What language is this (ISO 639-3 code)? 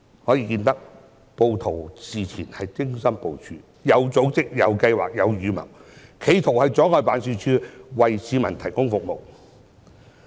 yue